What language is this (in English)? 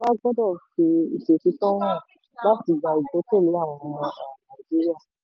Yoruba